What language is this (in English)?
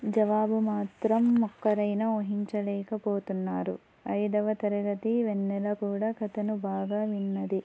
Telugu